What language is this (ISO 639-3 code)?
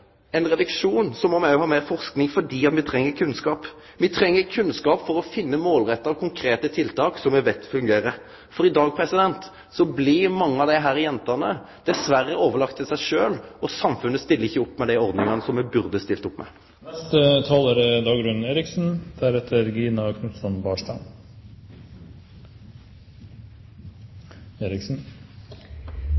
nor